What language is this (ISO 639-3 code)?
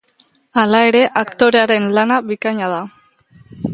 eus